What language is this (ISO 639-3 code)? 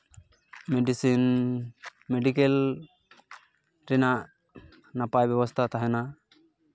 sat